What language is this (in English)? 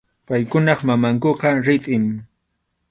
Arequipa-La Unión Quechua